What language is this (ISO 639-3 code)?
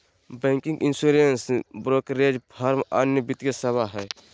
mag